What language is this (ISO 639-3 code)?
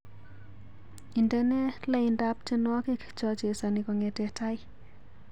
kln